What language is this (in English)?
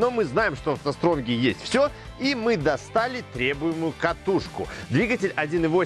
Russian